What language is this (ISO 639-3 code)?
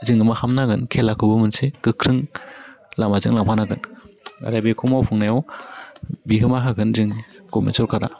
brx